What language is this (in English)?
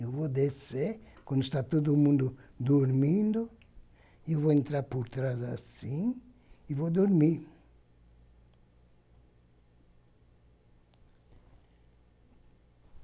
Portuguese